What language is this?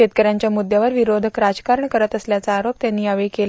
Marathi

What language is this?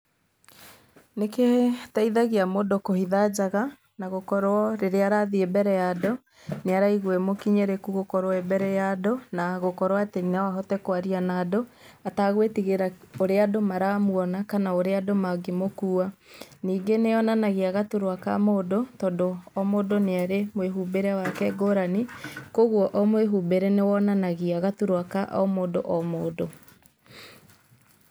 Kikuyu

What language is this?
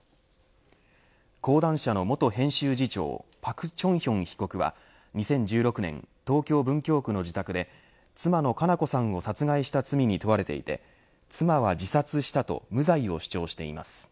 Japanese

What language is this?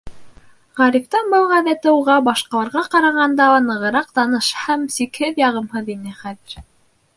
Bashkir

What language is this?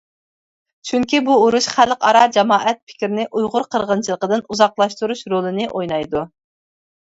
Uyghur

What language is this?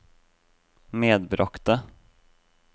Norwegian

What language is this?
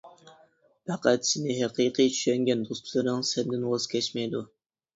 Uyghur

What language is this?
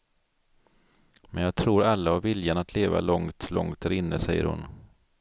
Swedish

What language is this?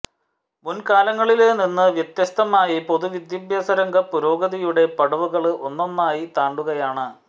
Malayalam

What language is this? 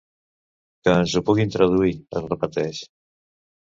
Catalan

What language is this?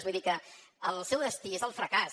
Catalan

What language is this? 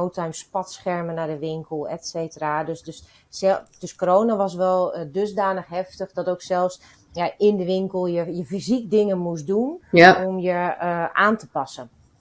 Dutch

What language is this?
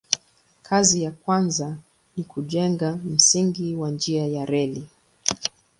Swahili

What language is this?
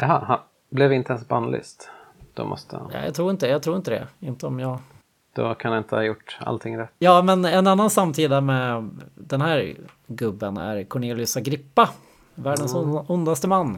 Swedish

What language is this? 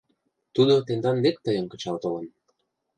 Mari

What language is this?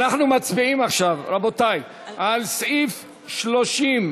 Hebrew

